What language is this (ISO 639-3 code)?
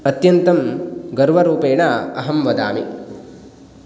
san